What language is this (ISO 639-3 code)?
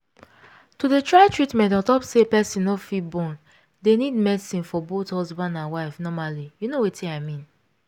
pcm